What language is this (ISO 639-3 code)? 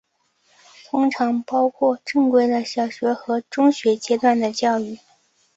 zho